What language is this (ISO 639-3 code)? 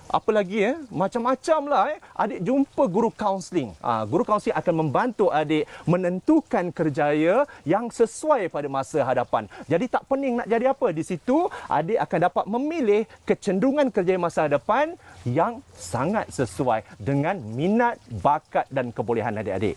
msa